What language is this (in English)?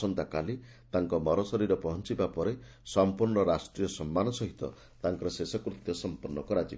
Odia